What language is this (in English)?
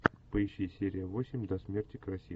Russian